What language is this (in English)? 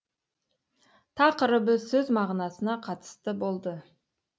Kazakh